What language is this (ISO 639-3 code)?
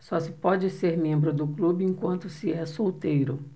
por